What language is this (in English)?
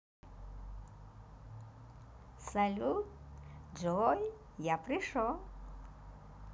Russian